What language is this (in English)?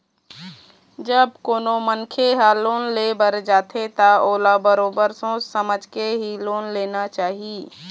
Chhattisgarhi